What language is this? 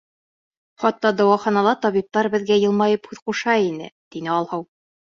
Bashkir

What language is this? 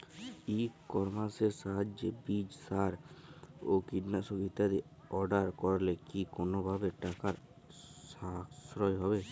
Bangla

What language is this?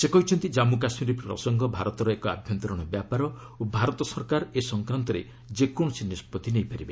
Odia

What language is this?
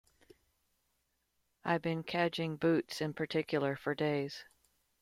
English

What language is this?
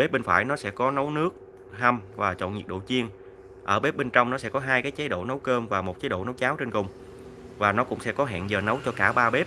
Vietnamese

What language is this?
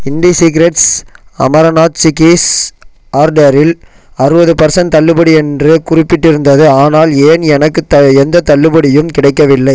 Tamil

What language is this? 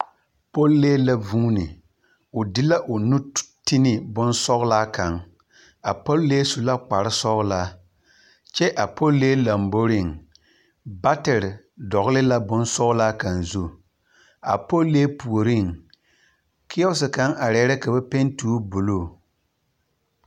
Southern Dagaare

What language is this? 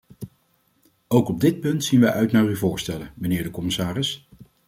Dutch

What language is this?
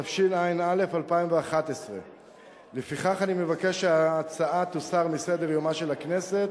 Hebrew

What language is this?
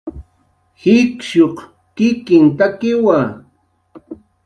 Jaqaru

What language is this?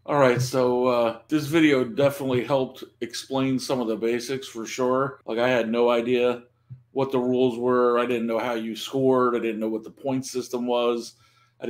English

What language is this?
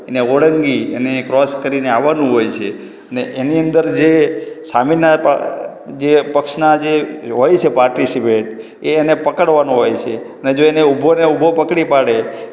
Gujarati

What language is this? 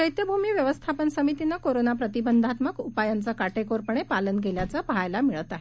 Marathi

